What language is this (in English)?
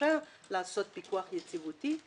Hebrew